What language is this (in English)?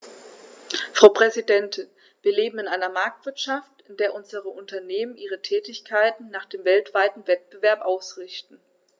German